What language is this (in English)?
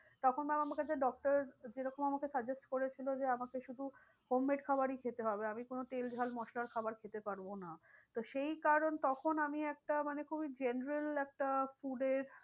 Bangla